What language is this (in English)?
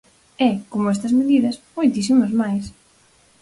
Galician